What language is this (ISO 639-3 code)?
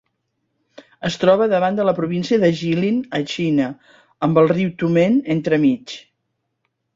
cat